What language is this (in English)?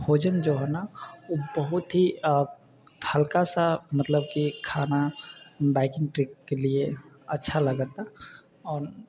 Maithili